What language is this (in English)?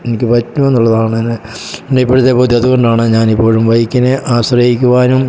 Malayalam